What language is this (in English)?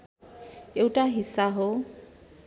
Nepali